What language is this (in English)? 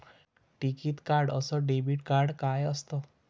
Marathi